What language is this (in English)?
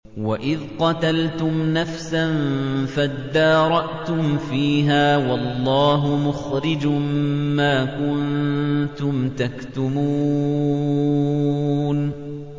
Arabic